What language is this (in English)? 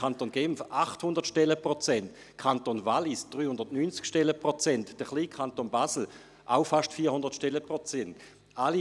Swiss German